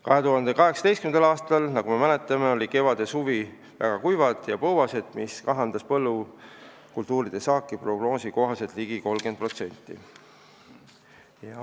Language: Estonian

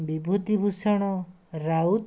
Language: Odia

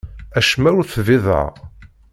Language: Kabyle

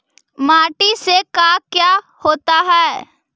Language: Magahi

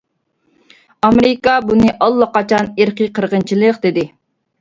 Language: Uyghur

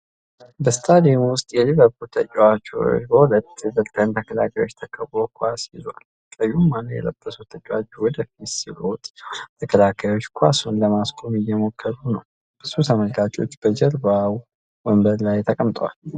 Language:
Amharic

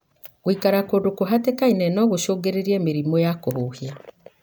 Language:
Kikuyu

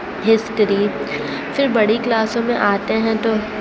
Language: Urdu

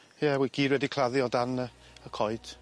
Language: Welsh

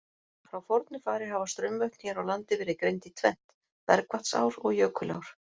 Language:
Icelandic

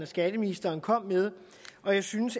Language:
Danish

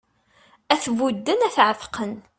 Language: Kabyle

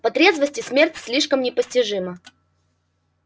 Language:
Russian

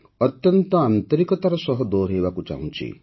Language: Odia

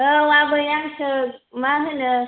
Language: Bodo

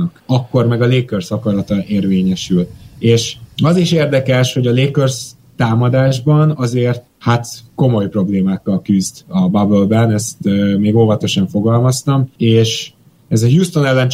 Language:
Hungarian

